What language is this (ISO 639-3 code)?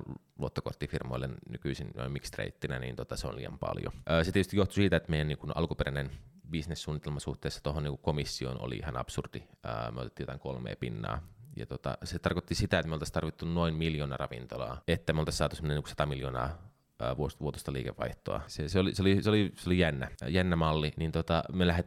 fin